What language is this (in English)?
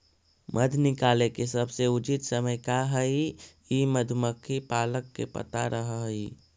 Magahi